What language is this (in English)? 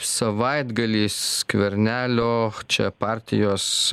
Lithuanian